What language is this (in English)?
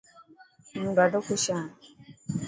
Dhatki